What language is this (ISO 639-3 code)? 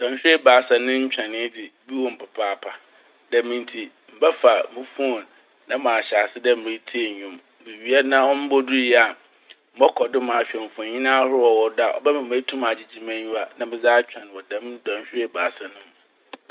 aka